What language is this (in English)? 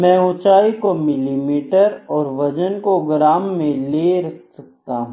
Hindi